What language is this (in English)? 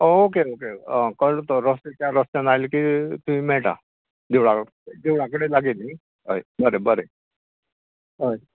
Konkani